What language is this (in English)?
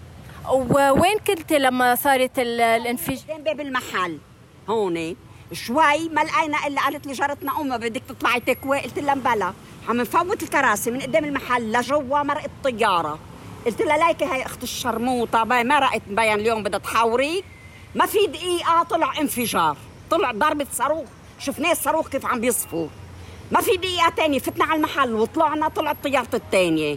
Arabic